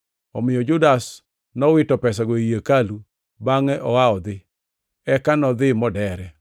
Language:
Luo (Kenya and Tanzania)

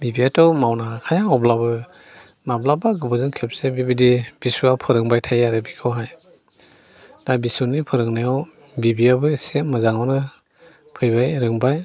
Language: Bodo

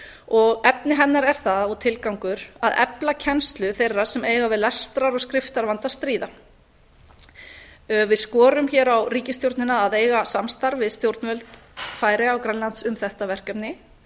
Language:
Icelandic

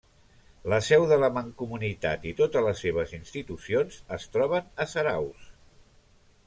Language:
Catalan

